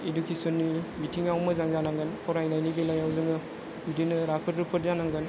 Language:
Bodo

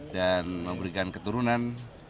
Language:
Indonesian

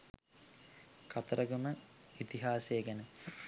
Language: Sinhala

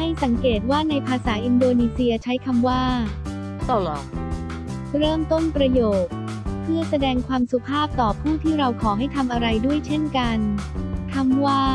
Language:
Thai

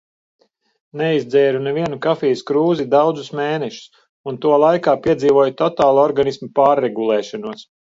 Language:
Latvian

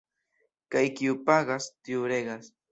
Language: Esperanto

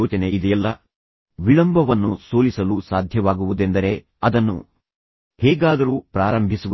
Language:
Kannada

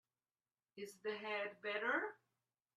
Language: English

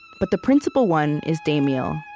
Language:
English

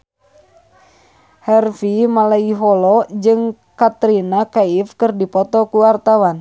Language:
Sundanese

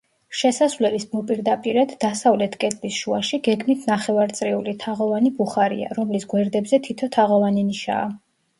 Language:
Georgian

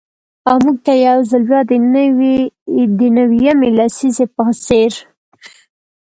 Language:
Pashto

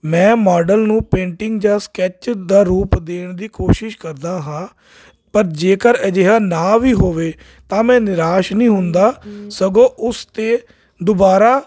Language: Punjabi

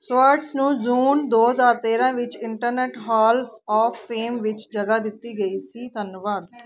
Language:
Punjabi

